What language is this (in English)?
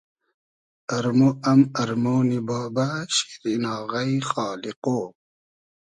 Hazaragi